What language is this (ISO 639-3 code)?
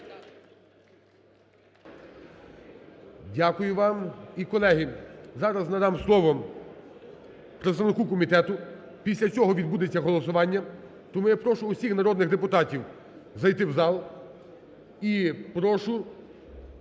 ukr